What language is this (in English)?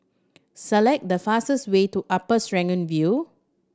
English